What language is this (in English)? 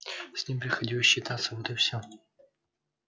Russian